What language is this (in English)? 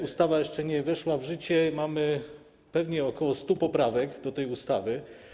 Polish